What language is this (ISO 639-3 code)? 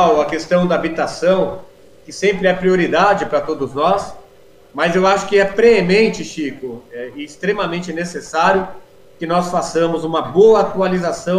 por